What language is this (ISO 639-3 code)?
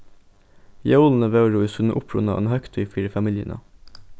fao